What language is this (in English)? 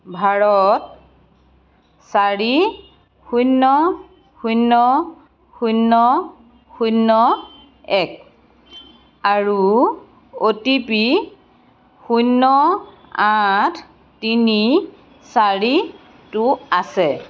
Assamese